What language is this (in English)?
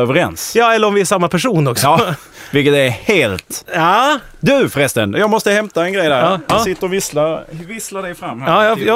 Swedish